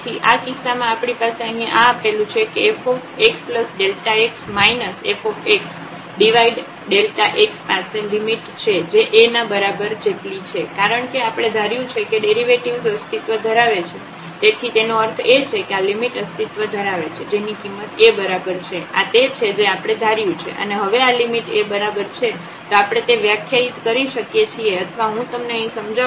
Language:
Gujarati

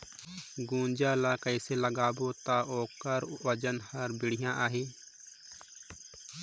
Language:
Chhattisgarhi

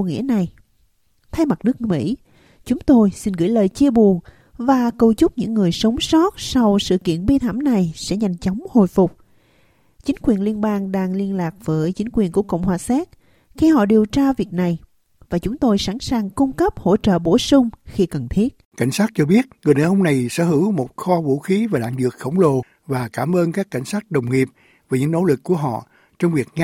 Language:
Vietnamese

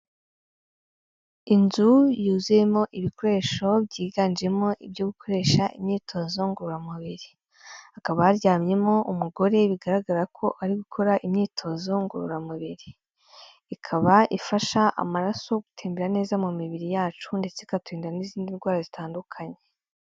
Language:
Kinyarwanda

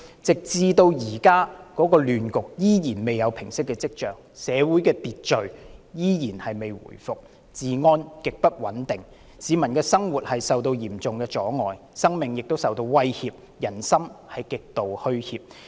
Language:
Cantonese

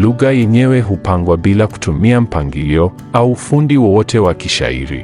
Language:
Swahili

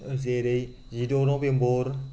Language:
Bodo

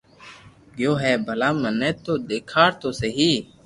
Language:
Loarki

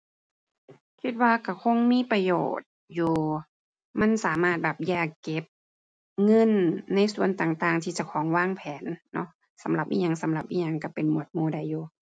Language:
Thai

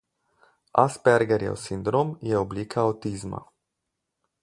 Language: Slovenian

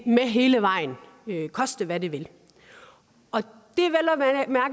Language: Danish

